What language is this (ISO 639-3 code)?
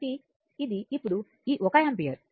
tel